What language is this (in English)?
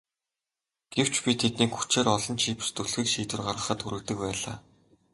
Mongolian